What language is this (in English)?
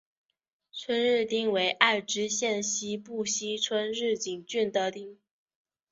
Chinese